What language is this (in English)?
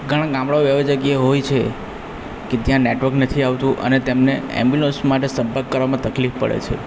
Gujarati